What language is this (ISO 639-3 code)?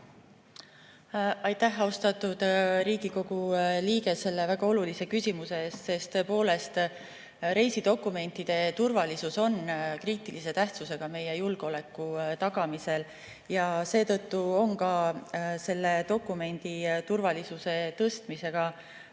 est